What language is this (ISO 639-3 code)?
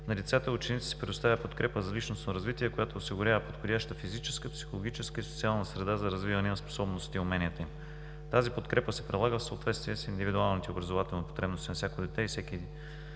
bul